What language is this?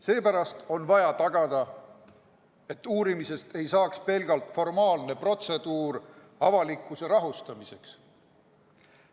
Estonian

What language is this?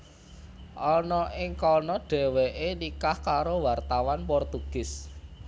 Javanese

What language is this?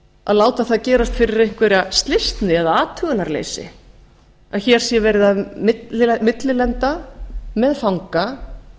Icelandic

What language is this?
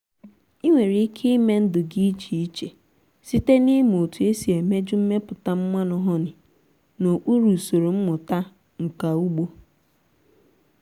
Igbo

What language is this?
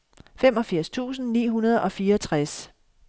Danish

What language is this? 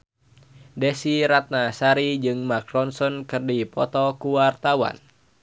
Sundanese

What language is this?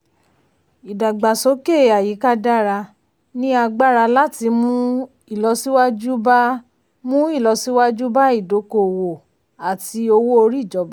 Yoruba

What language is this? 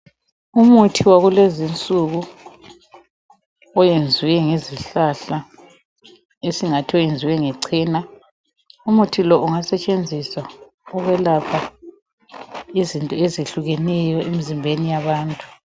North Ndebele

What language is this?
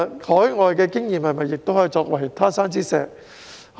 Cantonese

